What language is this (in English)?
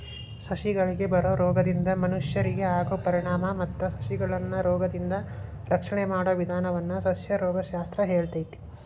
Kannada